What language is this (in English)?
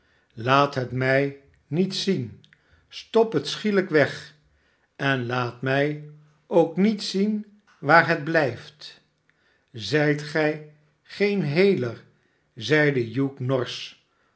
Dutch